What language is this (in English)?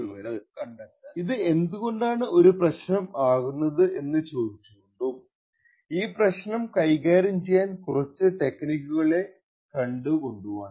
Malayalam